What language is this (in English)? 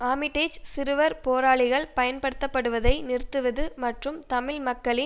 Tamil